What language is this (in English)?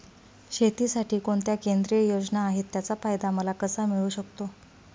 Marathi